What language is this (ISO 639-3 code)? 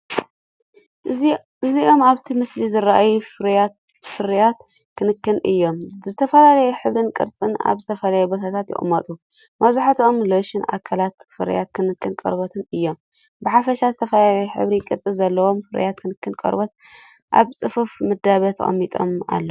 tir